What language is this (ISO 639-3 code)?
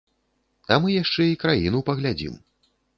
bel